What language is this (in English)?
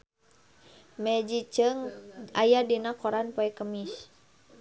Sundanese